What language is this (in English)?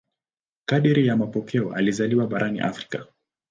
Swahili